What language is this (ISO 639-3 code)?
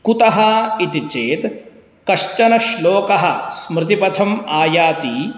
san